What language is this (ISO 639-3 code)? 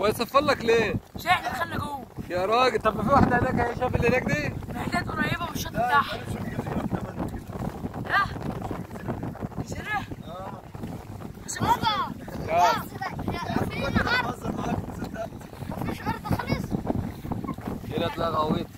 ara